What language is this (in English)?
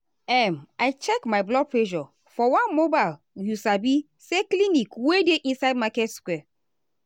Nigerian Pidgin